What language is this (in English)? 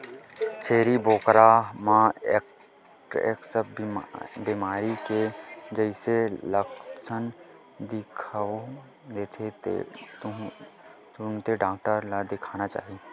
Chhattisgarhi